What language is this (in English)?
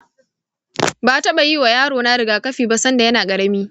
Hausa